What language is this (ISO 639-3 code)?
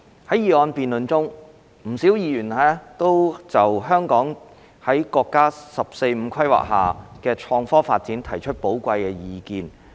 yue